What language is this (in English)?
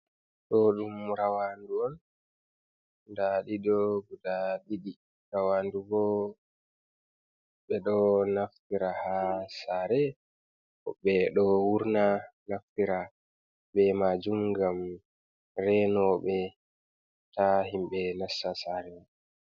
Fula